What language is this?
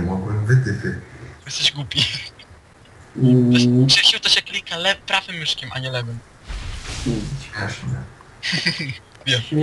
Polish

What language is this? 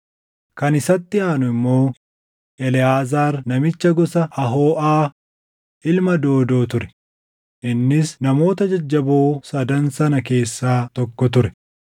Oromo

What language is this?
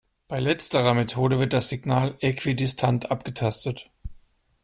German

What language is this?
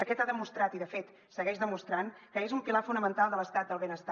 Catalan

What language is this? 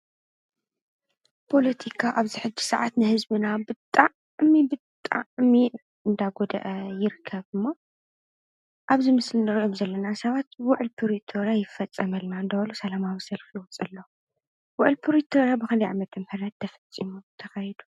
Tigrinya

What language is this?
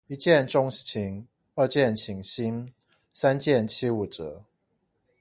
Chinese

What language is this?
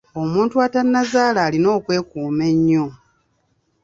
Ganda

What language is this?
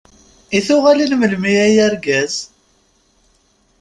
Kabyle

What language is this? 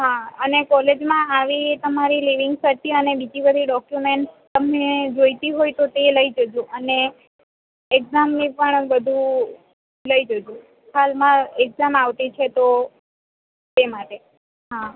Gujarati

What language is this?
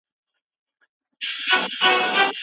Pashto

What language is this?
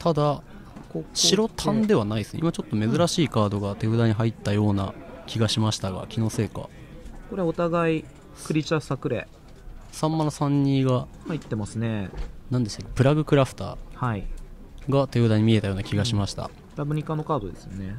Japanese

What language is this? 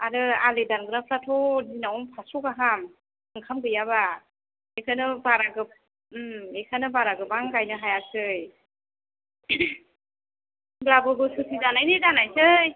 Bodo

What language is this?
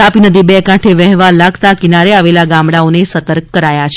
Gujarati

